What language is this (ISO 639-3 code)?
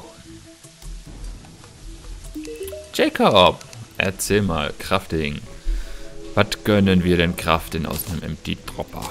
deu